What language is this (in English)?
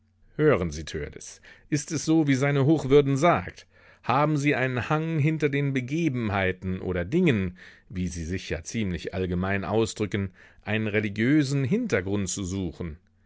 German